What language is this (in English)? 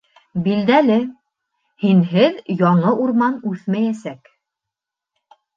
Bashkir